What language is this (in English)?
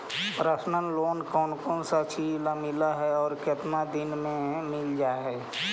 Magahi